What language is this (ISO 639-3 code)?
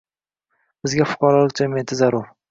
uzb